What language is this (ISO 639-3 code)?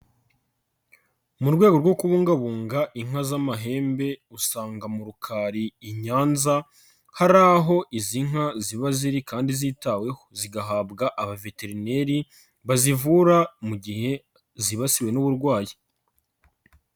kin